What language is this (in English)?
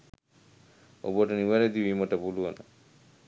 Sinhala